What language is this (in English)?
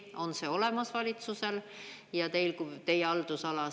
Estonian